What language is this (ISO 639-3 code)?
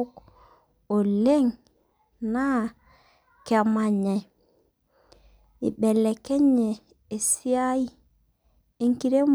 mas